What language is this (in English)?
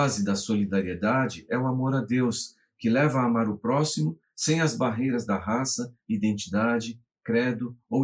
Portuguese